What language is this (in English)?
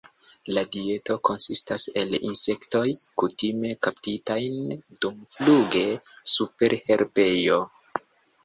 Esperanto